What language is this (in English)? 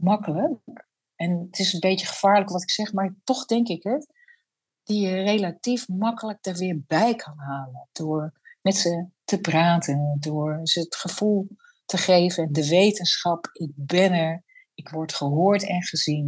Dutch